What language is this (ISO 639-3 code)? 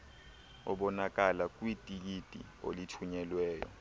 xho